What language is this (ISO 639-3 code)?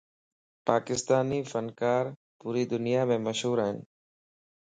lss